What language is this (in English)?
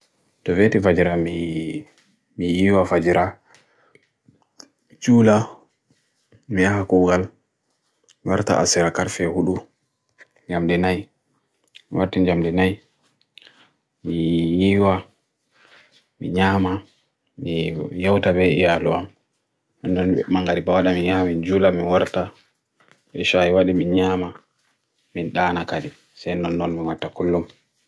Bagirmi Fulfulde